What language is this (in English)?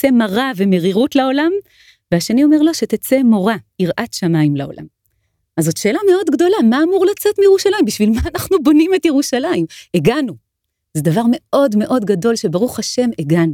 Hebrew